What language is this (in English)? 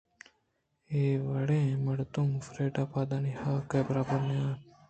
Eastern Balochi